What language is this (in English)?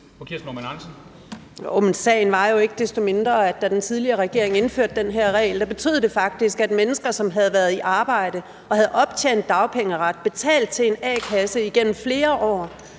Danish